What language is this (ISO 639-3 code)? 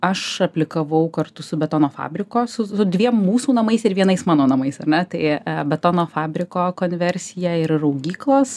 lit